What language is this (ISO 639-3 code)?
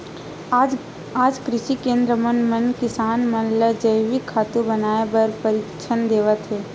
hne